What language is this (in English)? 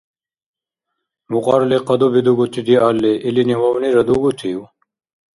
Dargwa